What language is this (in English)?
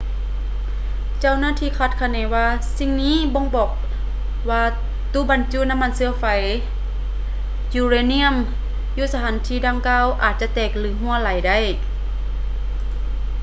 Lao